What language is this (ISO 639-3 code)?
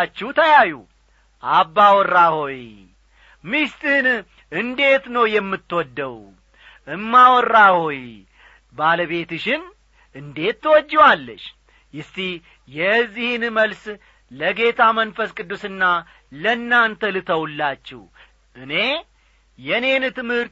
amh